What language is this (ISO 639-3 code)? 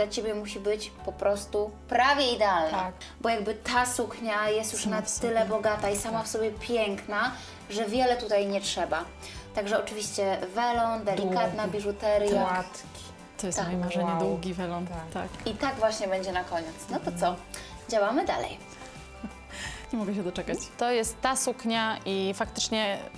pol